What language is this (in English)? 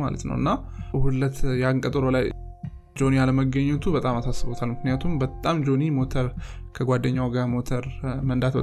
Amharic